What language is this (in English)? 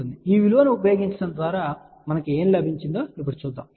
Telugu